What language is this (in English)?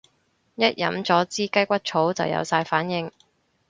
Cantonese